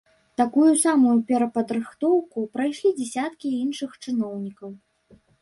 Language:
Belarusian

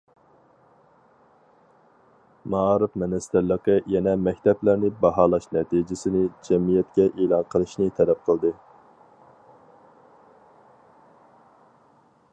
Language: Uyghur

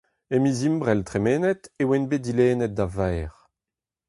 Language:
Breton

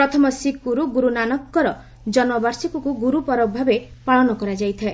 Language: Odia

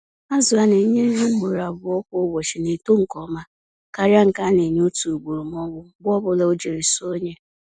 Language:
Igbo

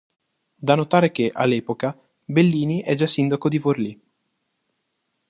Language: Italian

